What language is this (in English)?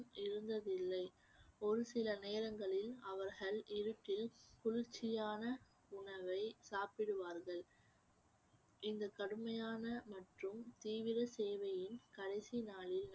Tamil